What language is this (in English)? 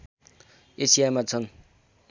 Nepali